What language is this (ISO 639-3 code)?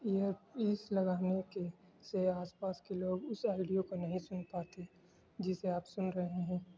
urd